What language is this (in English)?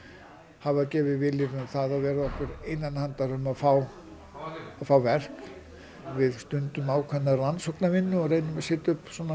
Icelandic